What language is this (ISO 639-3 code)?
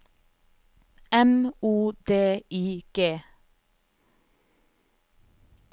nor